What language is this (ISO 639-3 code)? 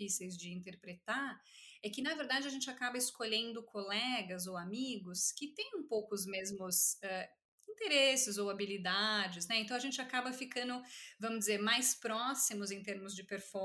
por